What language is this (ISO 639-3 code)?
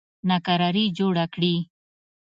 pus